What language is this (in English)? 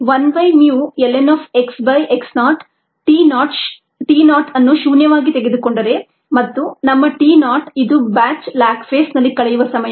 Kannada